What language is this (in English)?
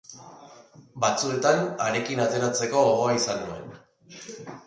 Basque